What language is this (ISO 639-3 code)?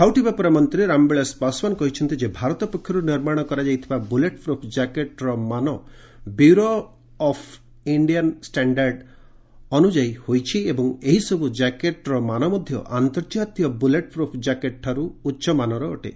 ori